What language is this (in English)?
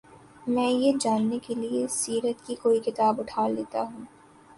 Urdu